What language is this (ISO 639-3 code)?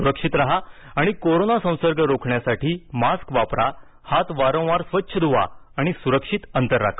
mar